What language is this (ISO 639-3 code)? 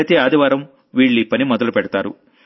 tel